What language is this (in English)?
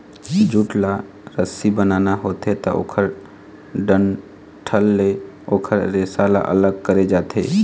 Chhattisgarhi